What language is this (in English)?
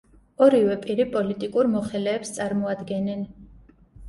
Georgian